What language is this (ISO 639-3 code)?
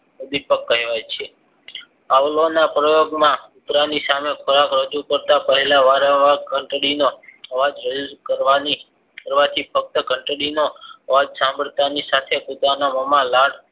guj